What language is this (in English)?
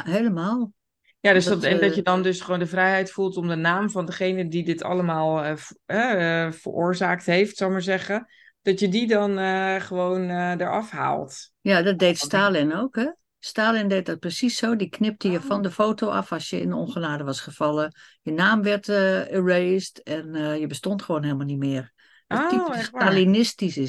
Dutch